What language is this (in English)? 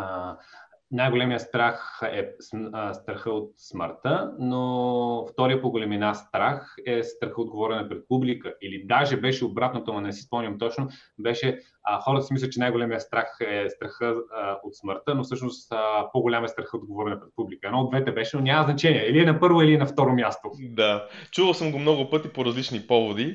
Bulgarian